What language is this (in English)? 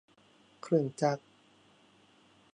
Thai